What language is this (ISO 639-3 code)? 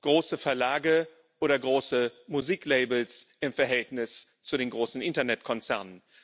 deu